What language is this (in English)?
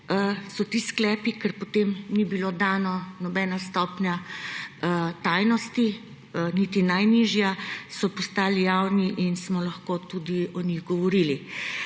Slovenian